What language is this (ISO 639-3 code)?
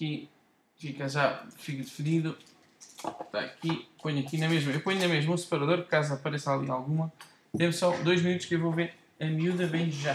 por